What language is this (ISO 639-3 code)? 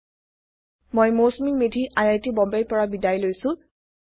asm